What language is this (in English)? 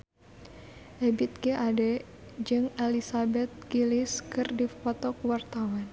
Sundanese